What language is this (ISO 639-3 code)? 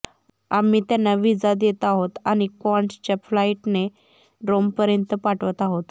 mar